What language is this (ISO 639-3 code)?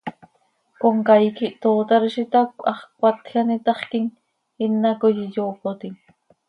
sei